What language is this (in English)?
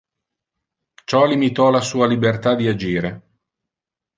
Italian